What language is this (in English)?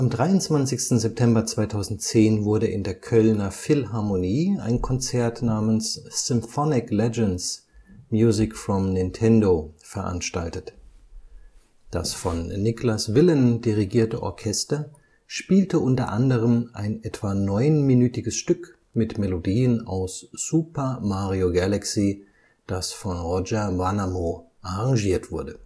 German